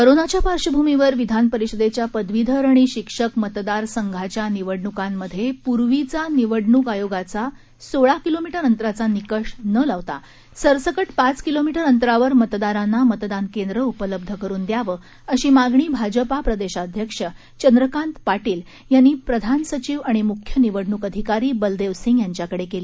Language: Marathi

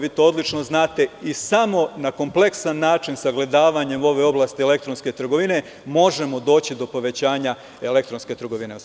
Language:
Serbian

